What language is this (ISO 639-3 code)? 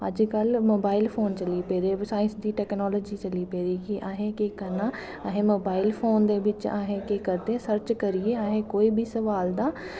doi